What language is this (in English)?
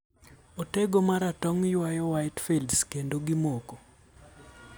Luo (Kenya and Tanzania)